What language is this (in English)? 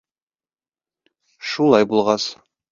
Bashkir